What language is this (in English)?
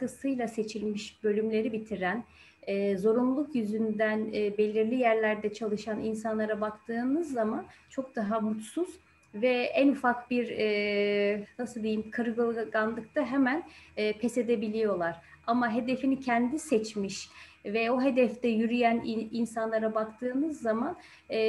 Turkish